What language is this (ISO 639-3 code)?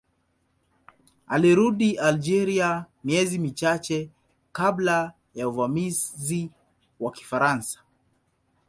swa